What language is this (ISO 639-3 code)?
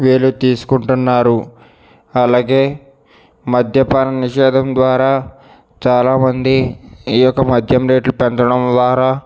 tel